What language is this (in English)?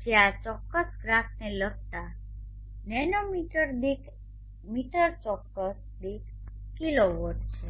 Gujarati